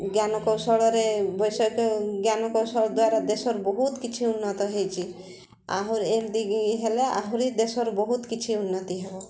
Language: Odia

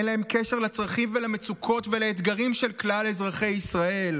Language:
Hebrew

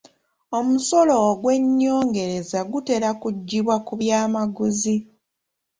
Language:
Ganda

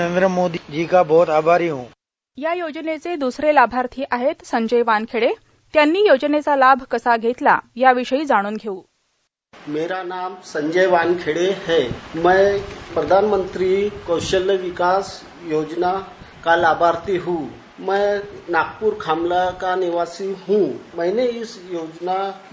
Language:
Marathi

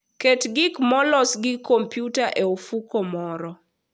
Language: Luo (Kenya and Tanzania)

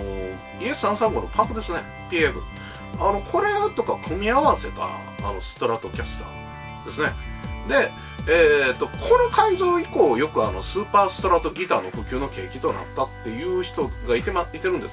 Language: Japanese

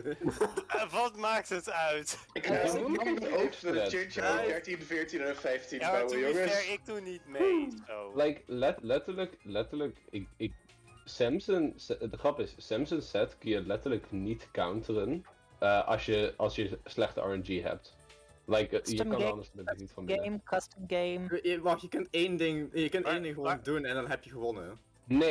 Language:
Dutch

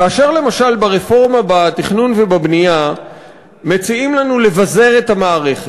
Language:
Hebrew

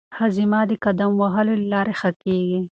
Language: Pashto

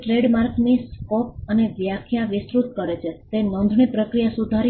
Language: Gujarati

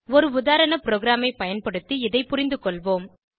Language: Tamil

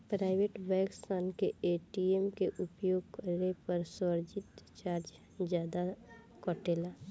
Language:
Bhojpuri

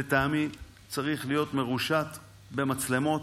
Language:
Hebrew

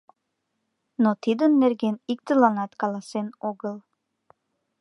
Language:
Mari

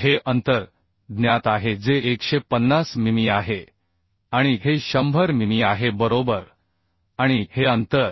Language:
Marathi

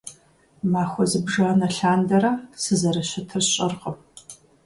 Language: Kabardian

